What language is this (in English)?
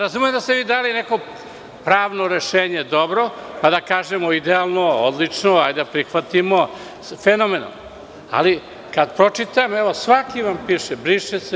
Serbian